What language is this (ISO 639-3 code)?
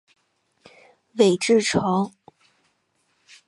zho